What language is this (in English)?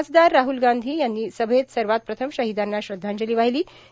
Marathi